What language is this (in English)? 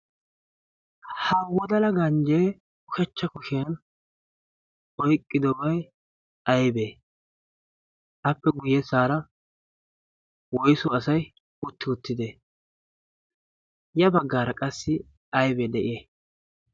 Wolaytta